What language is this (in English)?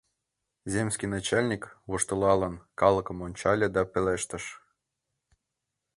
Mari